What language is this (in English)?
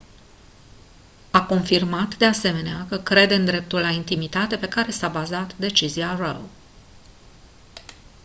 Romanian